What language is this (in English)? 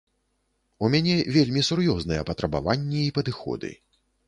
Belarusian